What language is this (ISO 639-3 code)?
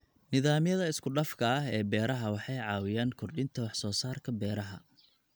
som